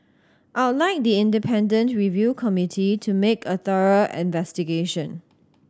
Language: English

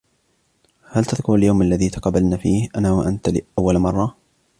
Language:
Arabic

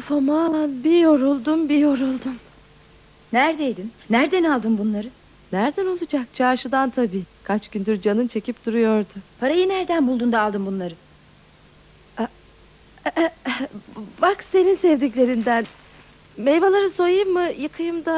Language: Turkish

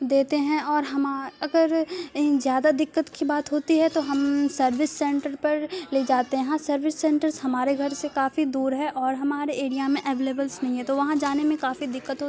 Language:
Urdu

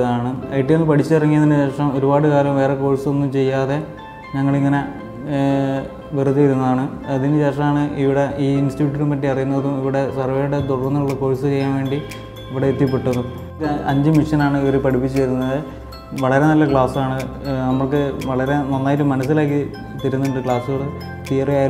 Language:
Turkish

